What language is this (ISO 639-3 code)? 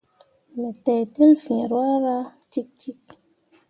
mua